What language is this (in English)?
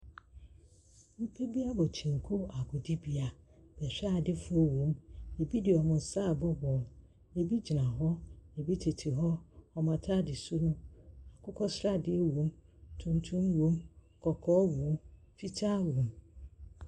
Akan